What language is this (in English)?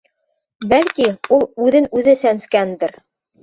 Bashkir